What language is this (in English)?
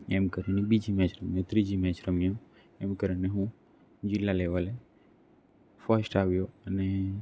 Gujarati